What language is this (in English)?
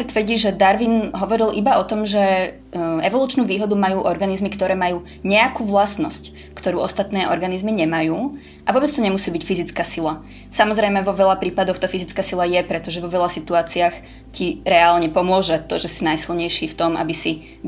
Czech